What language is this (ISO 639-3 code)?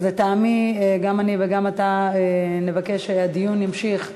heb